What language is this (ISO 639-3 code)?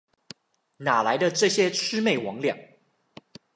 zho